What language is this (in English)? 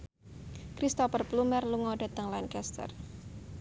Javanese